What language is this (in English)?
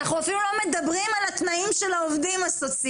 Hebrew